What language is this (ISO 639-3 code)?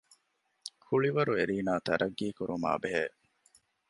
div